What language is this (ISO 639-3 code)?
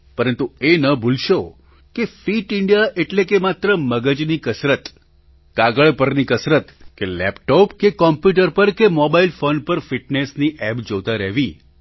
guj